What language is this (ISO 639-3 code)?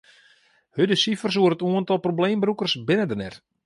fry